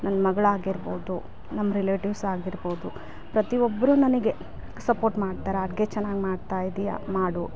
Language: Kannada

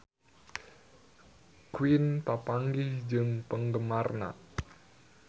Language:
Sundanese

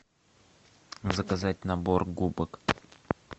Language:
Russian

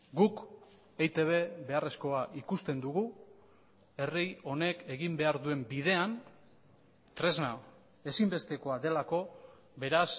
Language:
Basque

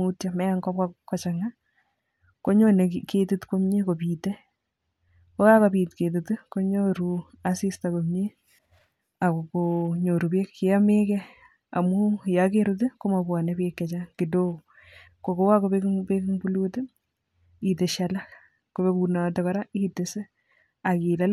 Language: Kalenjin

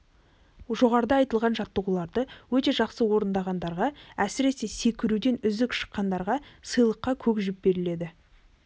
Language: Kazakh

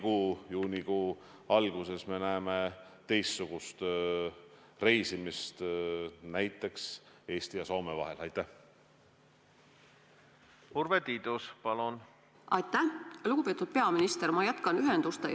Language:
Estonian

